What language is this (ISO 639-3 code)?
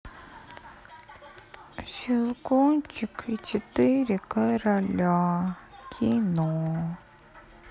rus